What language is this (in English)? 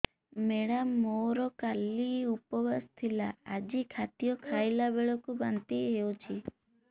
Odia